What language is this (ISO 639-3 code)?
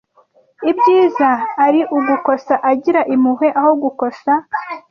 kin